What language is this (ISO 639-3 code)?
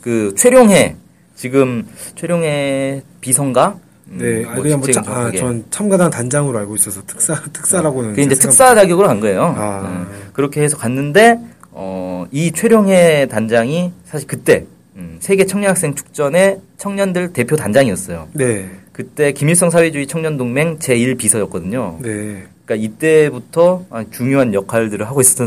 kor